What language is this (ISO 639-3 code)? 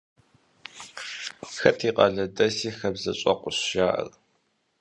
kbd